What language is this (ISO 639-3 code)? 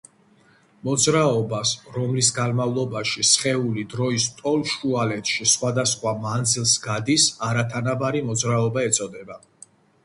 kat